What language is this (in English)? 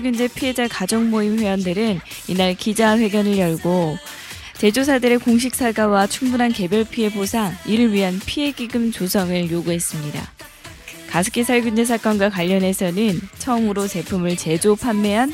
Korean